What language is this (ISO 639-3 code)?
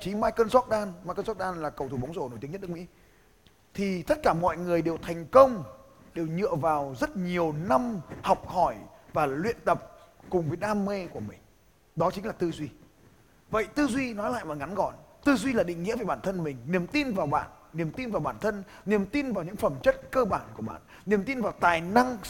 vie